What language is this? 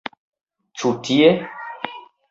Esperanto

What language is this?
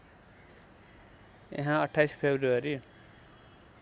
Nepali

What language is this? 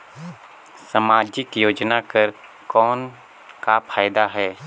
Chhattisgarhi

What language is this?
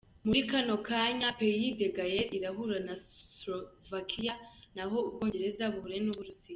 Kinyarwanda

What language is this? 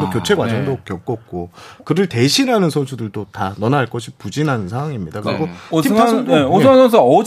Korean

